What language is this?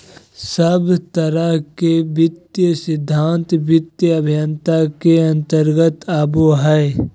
Magahi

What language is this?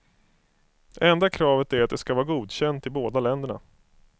Swedish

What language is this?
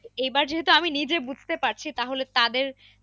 Bangla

